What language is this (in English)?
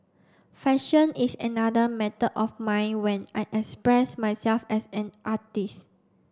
English